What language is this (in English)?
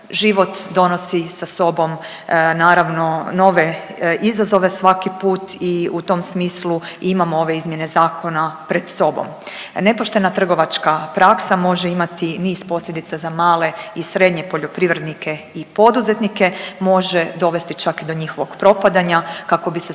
Croatian